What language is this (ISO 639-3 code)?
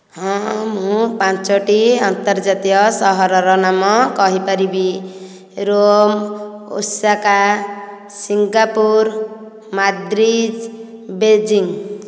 ori